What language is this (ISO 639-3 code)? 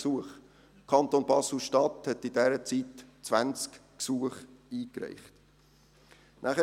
gsw